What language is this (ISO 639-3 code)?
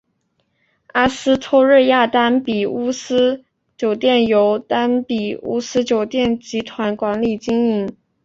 zho